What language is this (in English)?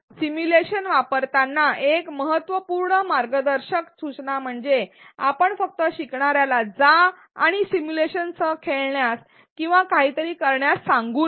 Marathi